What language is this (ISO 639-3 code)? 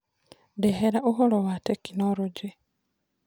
kik